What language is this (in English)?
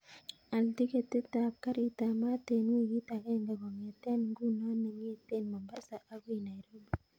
Kalenjin